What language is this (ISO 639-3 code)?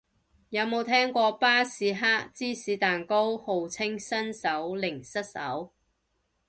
yue